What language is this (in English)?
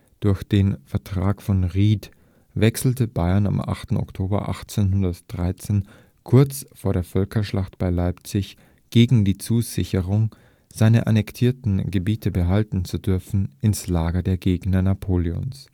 German